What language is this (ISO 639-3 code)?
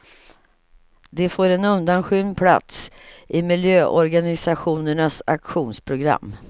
swe